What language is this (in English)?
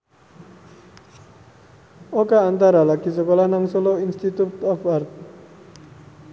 Javanese